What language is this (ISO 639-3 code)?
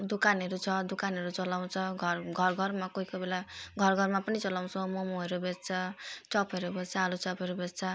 nep